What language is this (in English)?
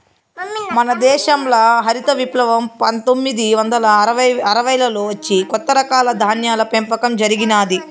Telugu